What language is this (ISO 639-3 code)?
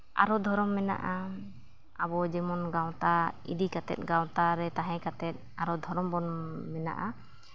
sat